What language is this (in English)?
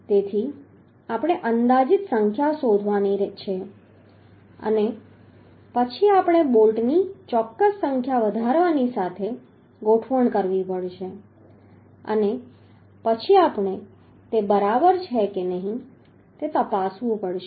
Gujarati